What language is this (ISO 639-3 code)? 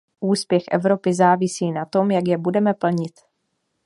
ces